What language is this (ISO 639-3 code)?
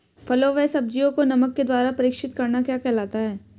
hin